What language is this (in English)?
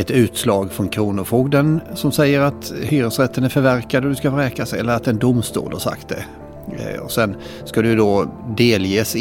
Swedish